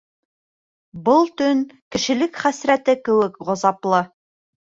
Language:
Bashkir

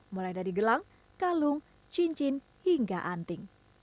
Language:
Indonesian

